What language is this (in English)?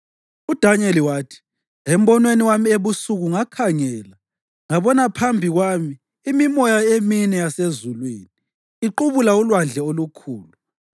North Ndebele